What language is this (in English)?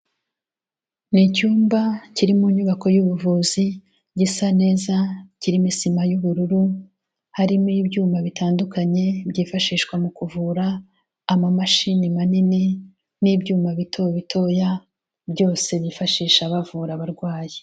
Kinyarwanda